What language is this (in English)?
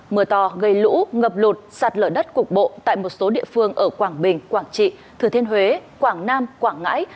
Vietnamese